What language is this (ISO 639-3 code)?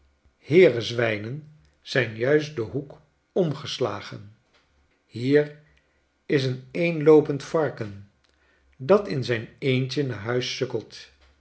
nld